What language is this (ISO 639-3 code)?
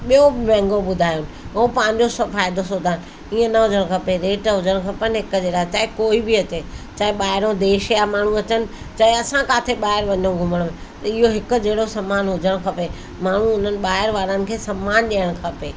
snd